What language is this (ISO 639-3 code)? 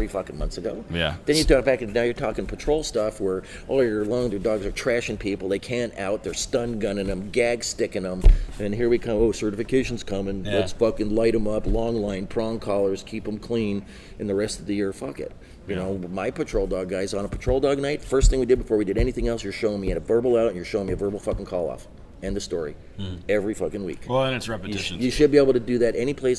eng